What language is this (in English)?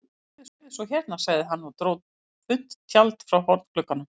Icelandic